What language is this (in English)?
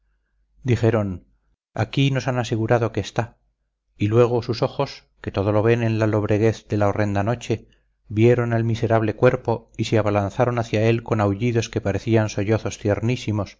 Spanish